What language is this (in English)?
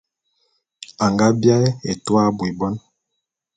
Bulu